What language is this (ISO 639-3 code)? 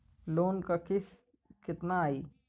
bho